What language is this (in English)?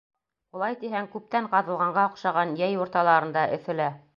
Bashkir